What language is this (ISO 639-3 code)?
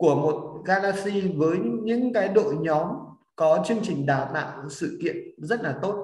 vie